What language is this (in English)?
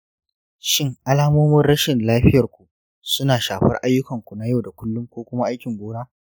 Hausa